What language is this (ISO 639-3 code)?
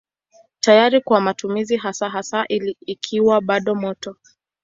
swa